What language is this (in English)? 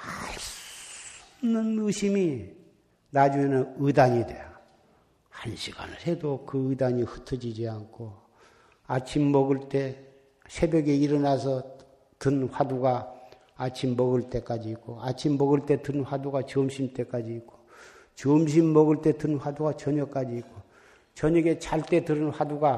Korean